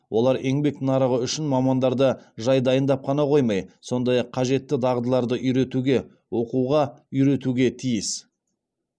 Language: Kazakh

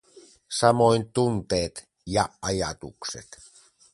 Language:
Finnish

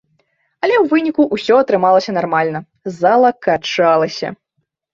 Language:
Belarusian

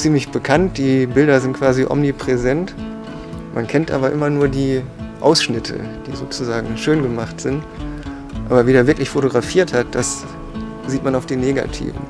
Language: German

